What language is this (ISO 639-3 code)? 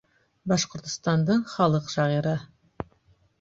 bak